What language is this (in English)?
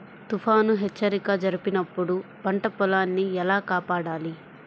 Telugu